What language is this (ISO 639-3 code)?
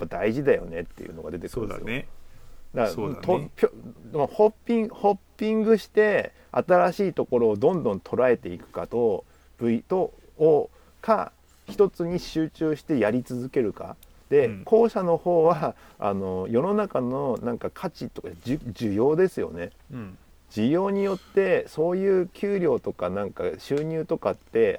jpn